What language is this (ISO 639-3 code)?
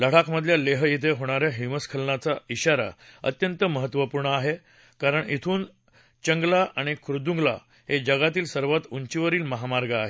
mar